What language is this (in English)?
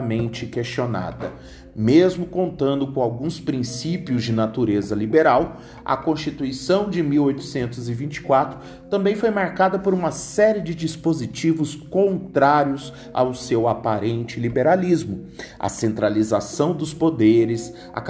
Portuguese